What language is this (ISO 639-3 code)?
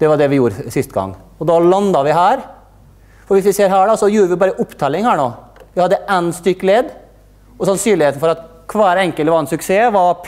nor